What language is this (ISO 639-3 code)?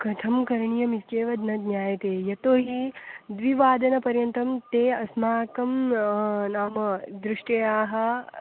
san